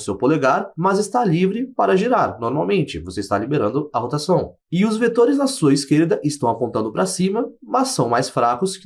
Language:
Portuguese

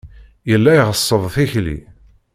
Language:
Kabyle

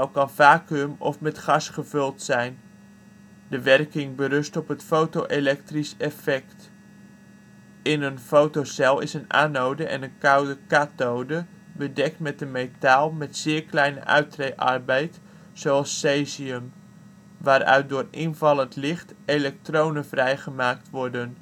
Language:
Dutch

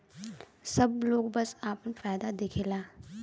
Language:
Bhojpuri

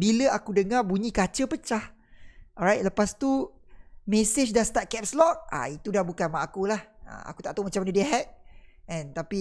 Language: Malay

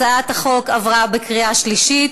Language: Hebrew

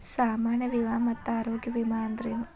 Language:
Kannada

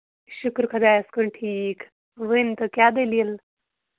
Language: Kashmiri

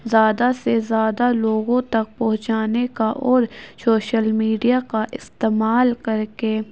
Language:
Urdu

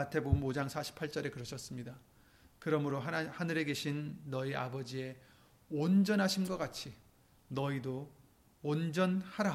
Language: Korean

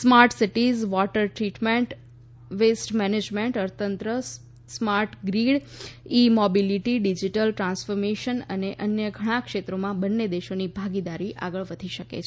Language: Gujarati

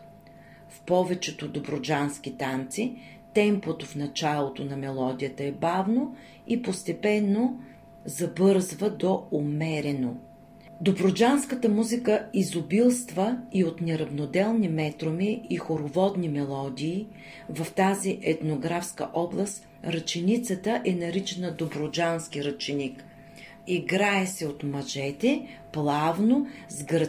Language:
Bulgarian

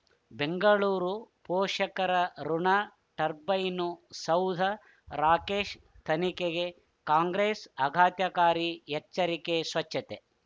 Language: Kannada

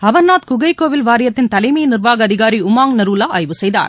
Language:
Tamil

